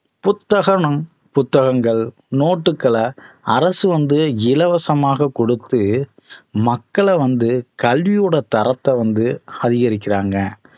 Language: Tamil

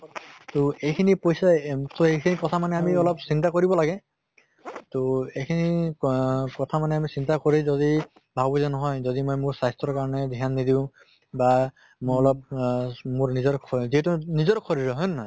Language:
Assamese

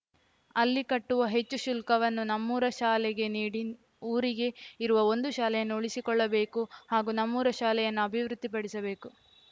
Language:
Kannada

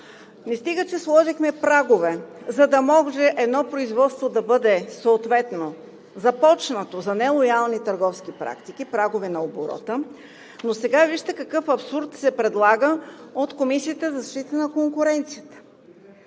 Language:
Bulgarian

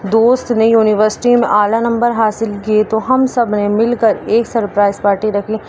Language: Urdu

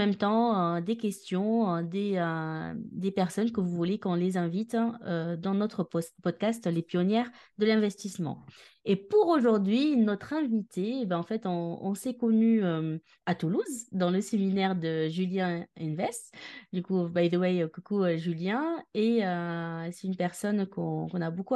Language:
French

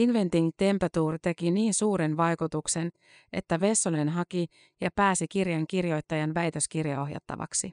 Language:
Finnish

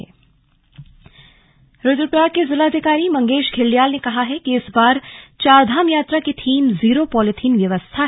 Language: Hindi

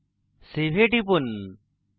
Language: Bangla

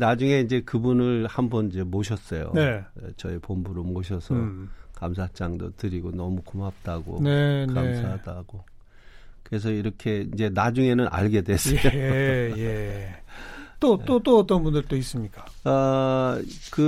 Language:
Korean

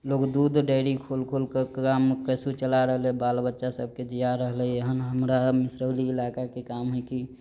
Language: Maithili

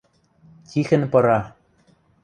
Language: Western Mari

